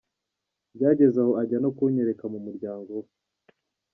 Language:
Kinyarwanda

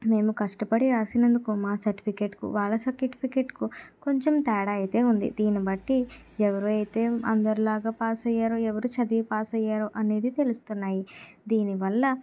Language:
Telugu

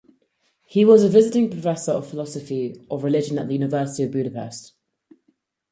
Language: English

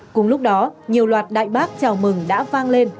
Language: Vietnamese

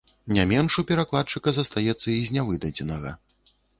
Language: Belarusian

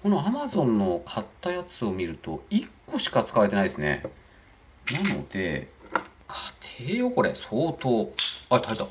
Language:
Japanese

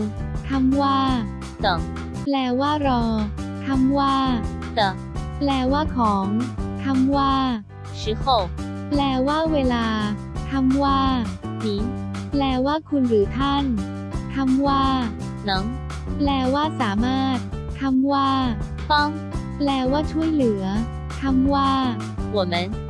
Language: Thai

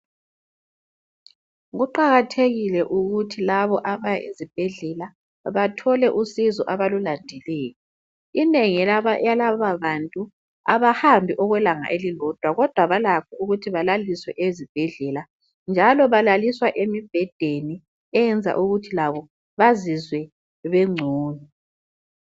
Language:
North Ndebele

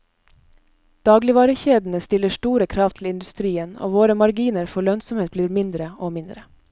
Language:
Norwegian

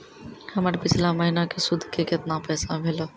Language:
Maithili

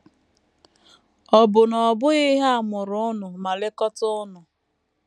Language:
Igbo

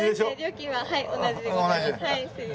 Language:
Japanese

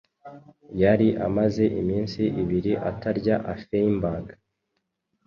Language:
Kinyarwanda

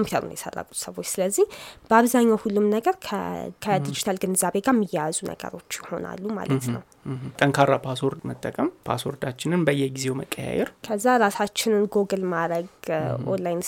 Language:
Amharic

